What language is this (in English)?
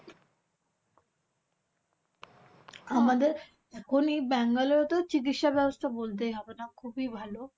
Bangla